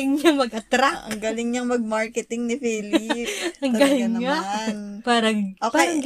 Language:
Filipino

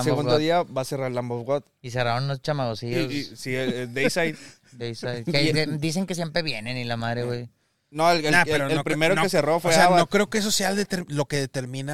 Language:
Spanish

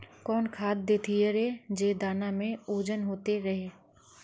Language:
Magahi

